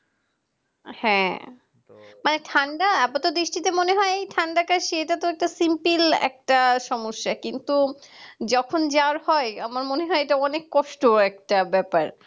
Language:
Bangla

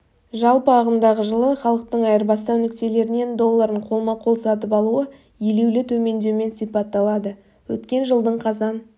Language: Kazakh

